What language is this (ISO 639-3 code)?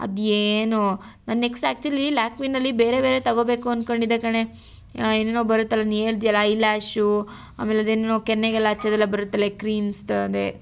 kan